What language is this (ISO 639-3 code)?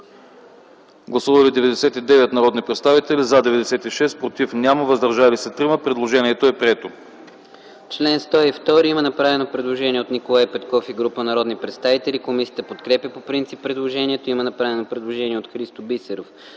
bul